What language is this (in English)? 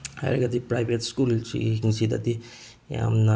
Manipuri